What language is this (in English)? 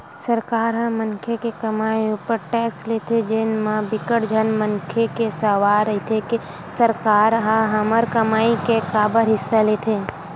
Chhattisgarhi